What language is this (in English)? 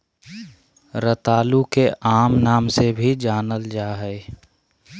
Magahi